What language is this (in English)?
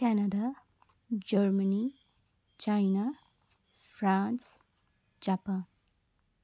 Nepali